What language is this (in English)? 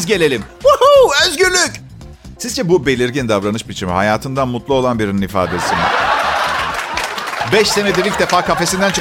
Turkish